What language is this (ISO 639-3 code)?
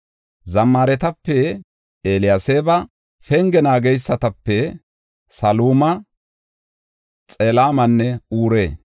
gof